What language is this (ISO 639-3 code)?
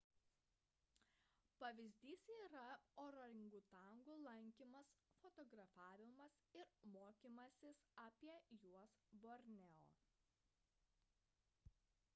lit